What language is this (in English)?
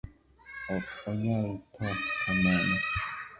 Luo (Kenya and Tanzania)